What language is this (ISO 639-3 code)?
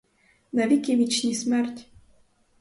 ukr